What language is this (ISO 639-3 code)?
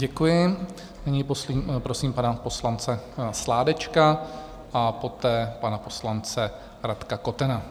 ces